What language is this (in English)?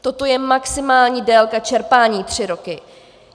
Czech